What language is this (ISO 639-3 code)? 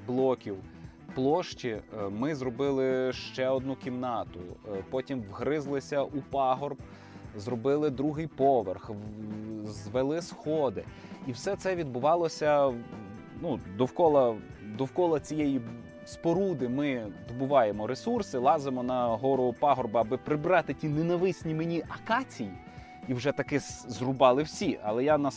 ukr